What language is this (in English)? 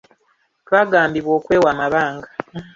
Ganda